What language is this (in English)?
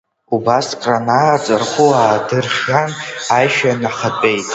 Abkhazian